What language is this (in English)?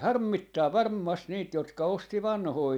Finnish